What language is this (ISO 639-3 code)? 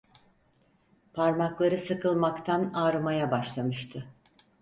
tur